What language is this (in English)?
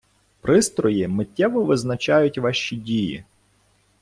Ukrainian